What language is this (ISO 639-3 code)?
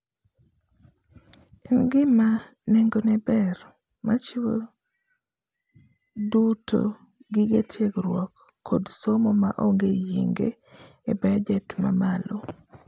luo